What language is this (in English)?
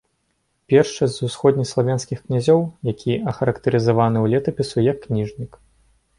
Belarusian